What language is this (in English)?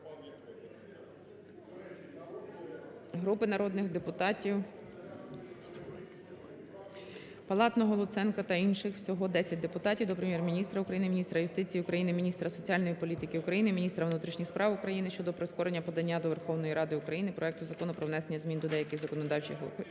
Ukrainian